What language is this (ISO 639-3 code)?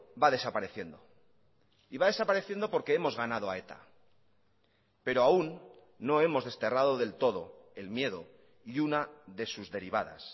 spa